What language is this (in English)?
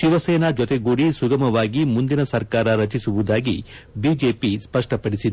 Kannada